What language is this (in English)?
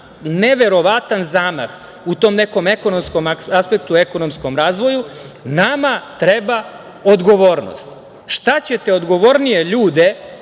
Serbian